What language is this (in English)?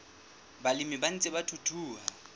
Southern Sotho